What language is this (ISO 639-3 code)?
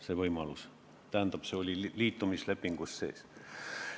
est